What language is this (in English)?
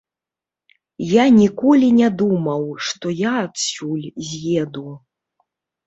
Belarusian